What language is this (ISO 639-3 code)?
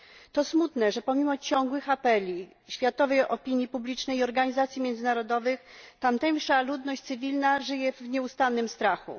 pol